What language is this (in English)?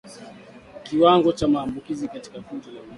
Swahili